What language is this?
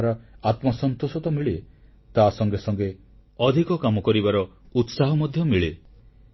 Odia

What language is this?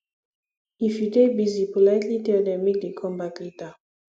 Nigerian Pidgin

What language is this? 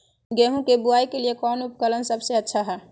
Magahi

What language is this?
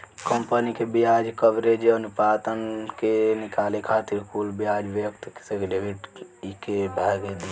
Bhojpuri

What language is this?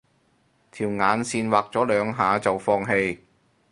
Cantonese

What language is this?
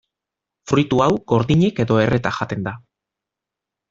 Basque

